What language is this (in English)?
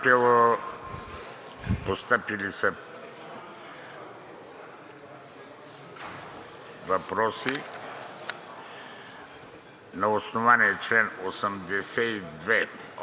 Bulgarian